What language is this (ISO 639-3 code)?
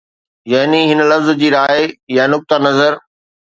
snd